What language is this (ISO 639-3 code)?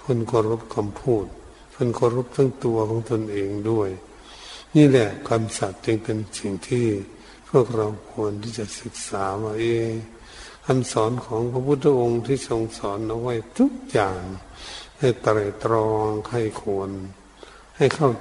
tha